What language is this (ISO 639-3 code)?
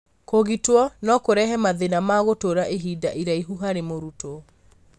kik